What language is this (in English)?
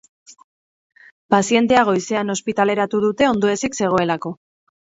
Basque